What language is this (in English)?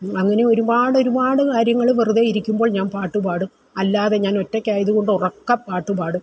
Malayalam